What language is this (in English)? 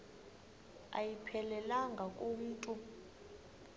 Xhosa